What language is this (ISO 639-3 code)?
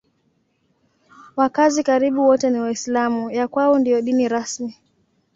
swa